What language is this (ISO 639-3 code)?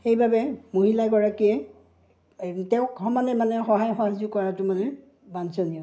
asm